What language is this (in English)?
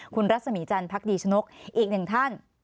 Thai